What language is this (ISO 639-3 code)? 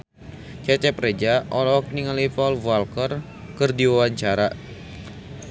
sun